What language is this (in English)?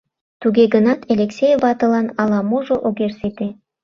Mari